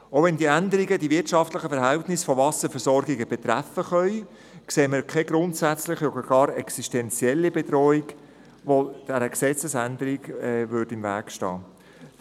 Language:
Swiss German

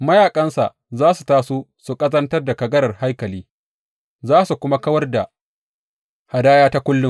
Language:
Hausa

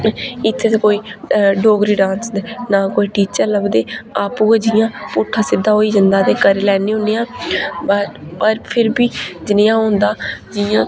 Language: Dogri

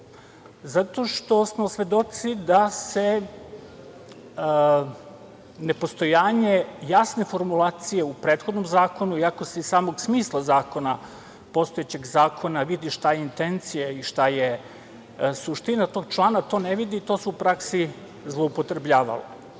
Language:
Serbian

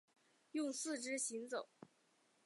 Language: Chinese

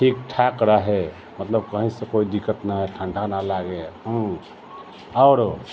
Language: Maithili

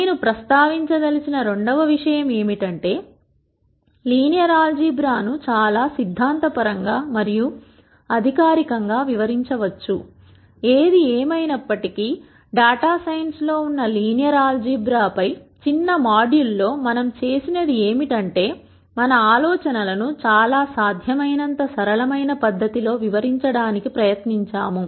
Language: Telugu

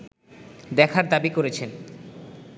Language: Bangla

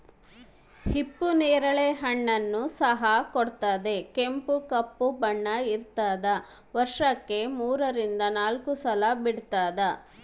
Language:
Kannada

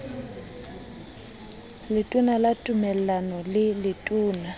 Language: Southern Sotho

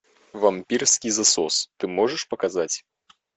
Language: Russian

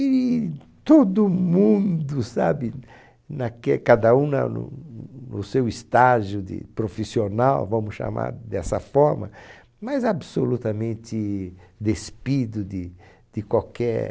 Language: Portuguese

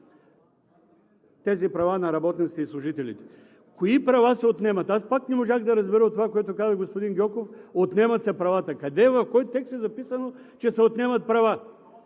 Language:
Bulgarian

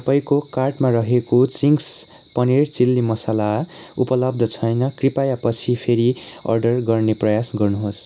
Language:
Nepali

